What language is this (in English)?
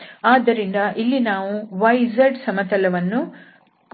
Kannada